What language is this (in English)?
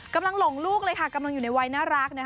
Thai